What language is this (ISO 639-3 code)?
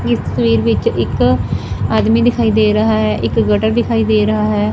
pan